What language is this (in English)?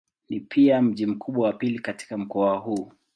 Swahili